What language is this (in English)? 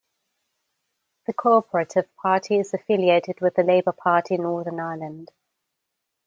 English